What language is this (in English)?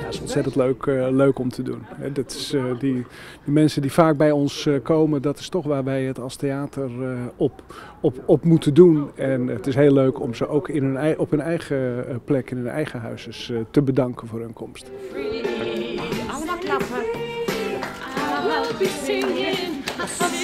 Dutch